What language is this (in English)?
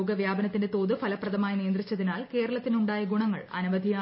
Malayalam